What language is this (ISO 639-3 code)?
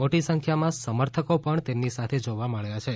guj